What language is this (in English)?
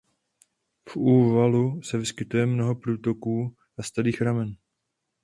Czech